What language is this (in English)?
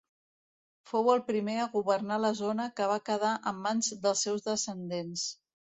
Catalan